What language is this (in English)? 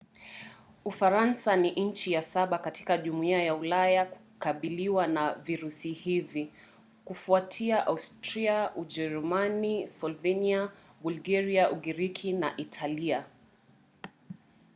Swahili